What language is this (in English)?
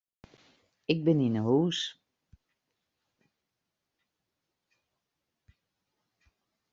Western Frisian